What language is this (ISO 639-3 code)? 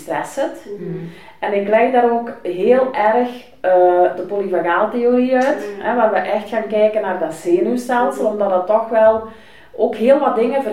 nld